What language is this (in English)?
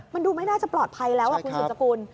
Thai